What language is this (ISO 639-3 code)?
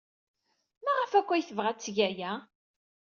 kab